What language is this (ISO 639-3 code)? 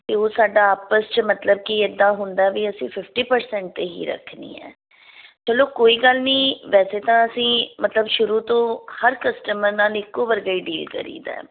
pan